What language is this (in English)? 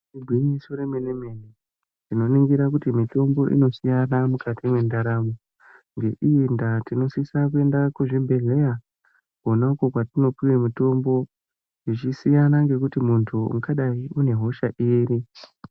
Ndau